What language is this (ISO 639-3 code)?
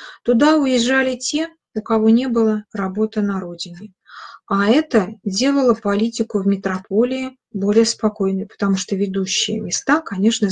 rus